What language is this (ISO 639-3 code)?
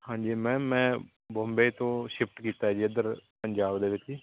pan